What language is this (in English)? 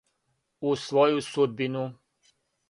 Serbian